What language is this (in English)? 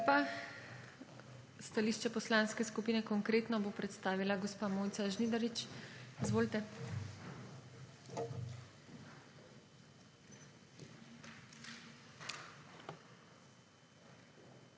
Slovenian